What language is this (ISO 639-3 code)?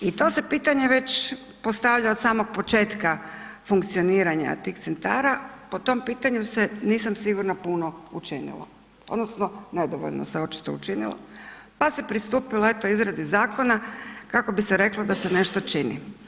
hrv